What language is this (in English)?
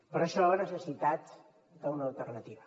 Catalan